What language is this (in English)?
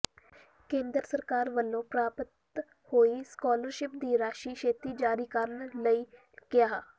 Punjabi